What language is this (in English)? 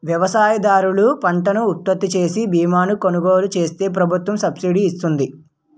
Telugu